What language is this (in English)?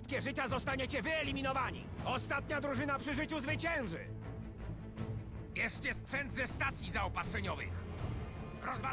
Polish